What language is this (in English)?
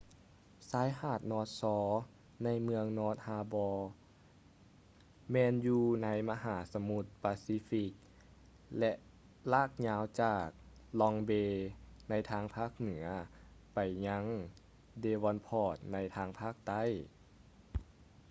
Lao